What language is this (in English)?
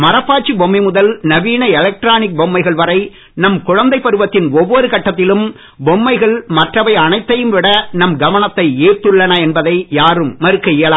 Tamil